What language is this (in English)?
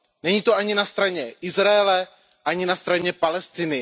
Czech